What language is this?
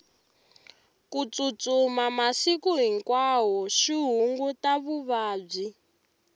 Tsonga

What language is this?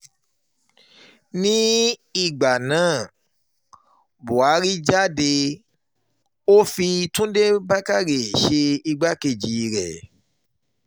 Yoruba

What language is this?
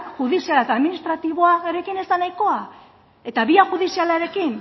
Basque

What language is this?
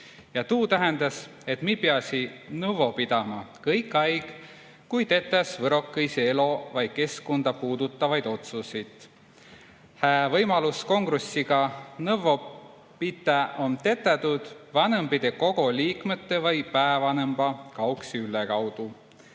Estonian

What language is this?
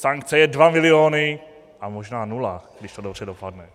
Czech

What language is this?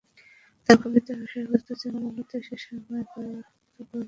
Bangla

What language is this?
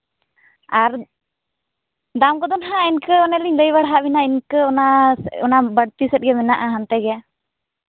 Santali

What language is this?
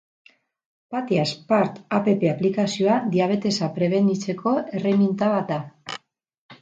Basque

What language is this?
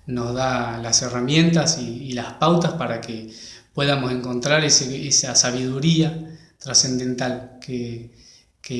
Spanish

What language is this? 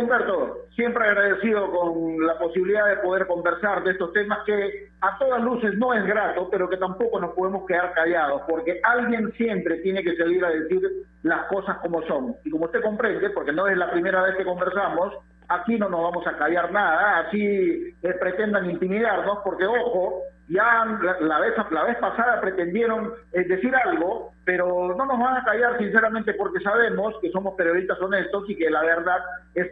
Spanish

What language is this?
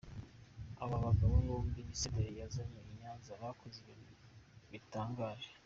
Kinyarwanda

